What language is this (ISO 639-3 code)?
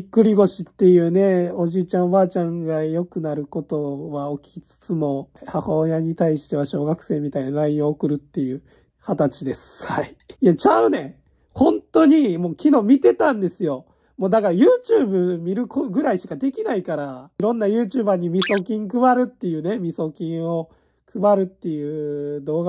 jpn